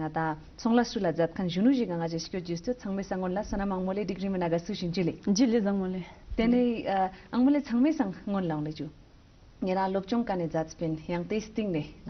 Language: Romanian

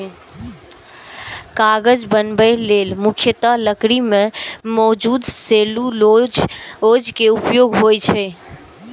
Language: Maithili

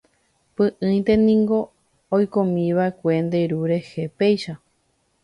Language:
Guarani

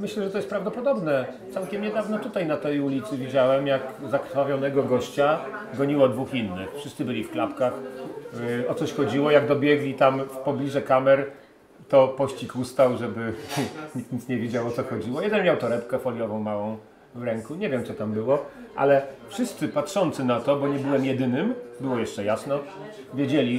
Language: Polish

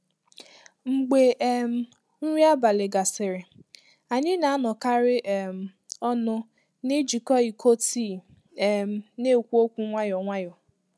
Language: Igbo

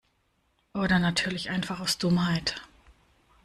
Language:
German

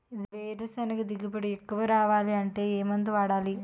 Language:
Telugu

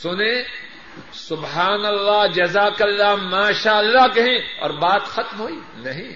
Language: Urdu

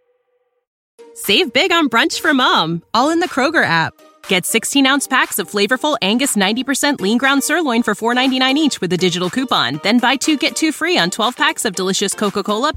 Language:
Telugu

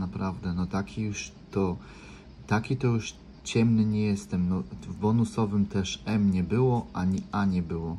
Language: Polish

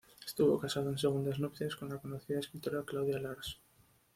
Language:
Spanish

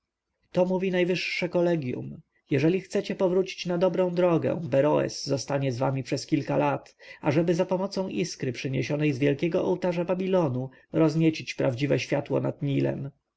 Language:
Polish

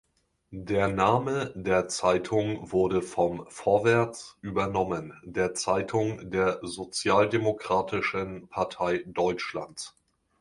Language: German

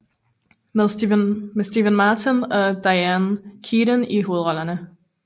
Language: Danish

